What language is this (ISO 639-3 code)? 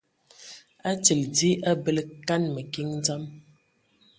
ewo